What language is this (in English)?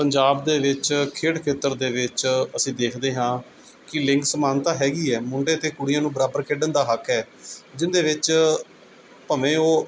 Punjabi